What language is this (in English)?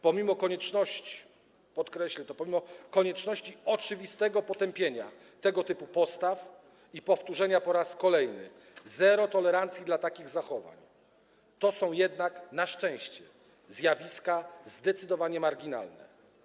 Polish